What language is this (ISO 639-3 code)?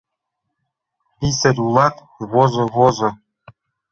chm